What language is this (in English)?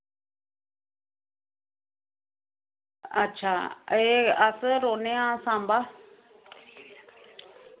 Dogri